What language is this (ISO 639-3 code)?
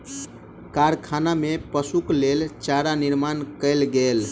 mai